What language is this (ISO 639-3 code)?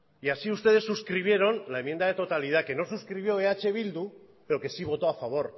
spa